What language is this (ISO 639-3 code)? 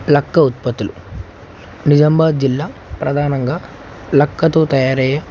tel